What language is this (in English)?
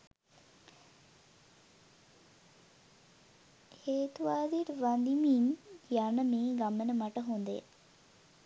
Sinhala